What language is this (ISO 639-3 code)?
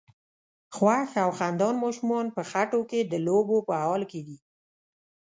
pus